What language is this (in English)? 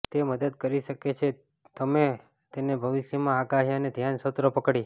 Gujarati